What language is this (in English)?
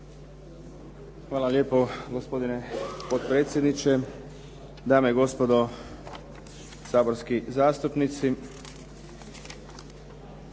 Croatian